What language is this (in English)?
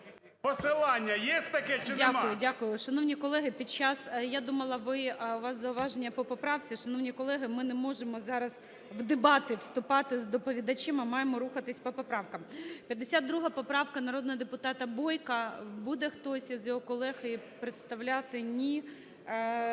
Ukrainian